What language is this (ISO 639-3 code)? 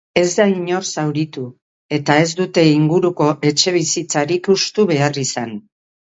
eus